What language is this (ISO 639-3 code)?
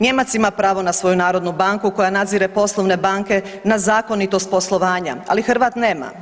hrv